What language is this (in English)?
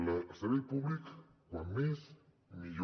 Catalan